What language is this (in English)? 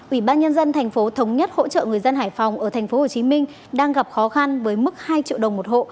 Vietnamese